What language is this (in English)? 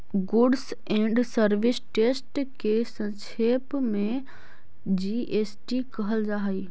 Magahi